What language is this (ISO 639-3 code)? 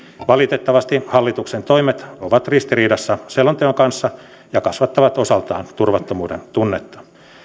fin